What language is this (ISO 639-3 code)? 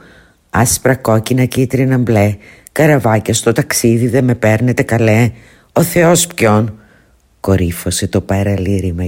ell